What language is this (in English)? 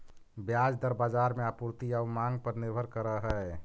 Magahi